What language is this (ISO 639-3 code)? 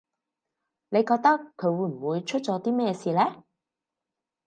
yue